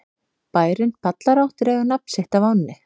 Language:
Icelandic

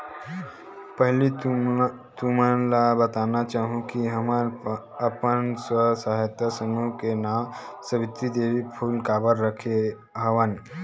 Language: Chhattisgarhi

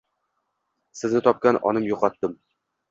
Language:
Uzbek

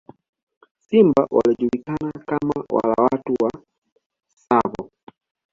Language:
Swahili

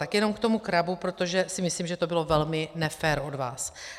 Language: Czech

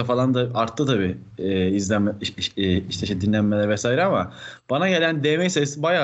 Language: Turkish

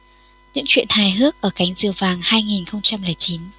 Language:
Vietnamese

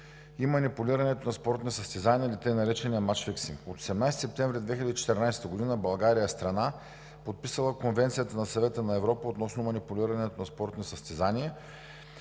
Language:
Bulgarian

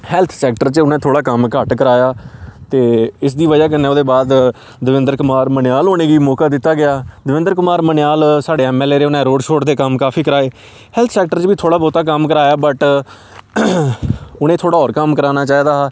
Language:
Dogri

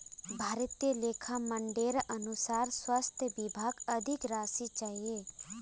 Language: Magahi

